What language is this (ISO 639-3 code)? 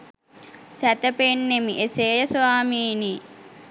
sin